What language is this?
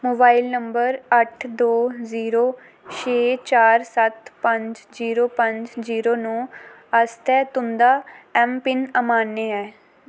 Dogri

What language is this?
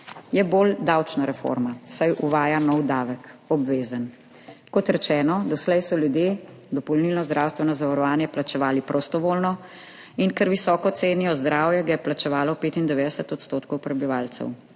Slovenian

